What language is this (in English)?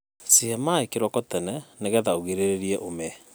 Kikuyu